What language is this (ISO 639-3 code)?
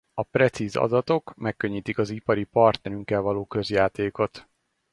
hun